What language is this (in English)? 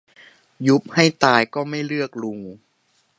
Thai